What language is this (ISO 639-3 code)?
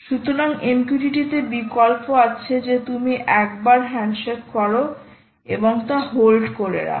ben